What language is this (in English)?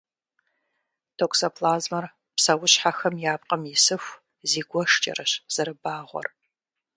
Kabardian